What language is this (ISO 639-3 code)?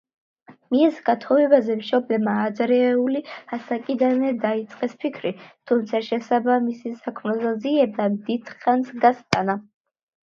kat